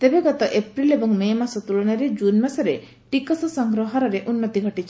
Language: Odia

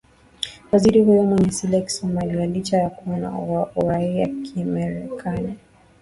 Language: Swahili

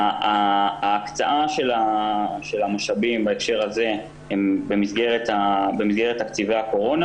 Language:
Hebrew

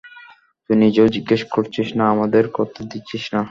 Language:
Bangla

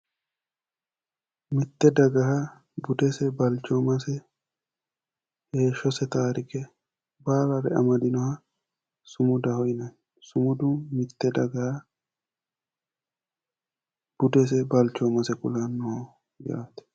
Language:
Sidamo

